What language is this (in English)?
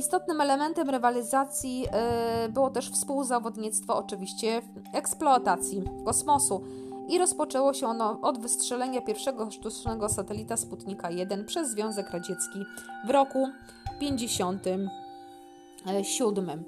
Polish